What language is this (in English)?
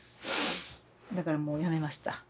Japanese